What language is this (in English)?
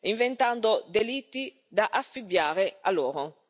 Italian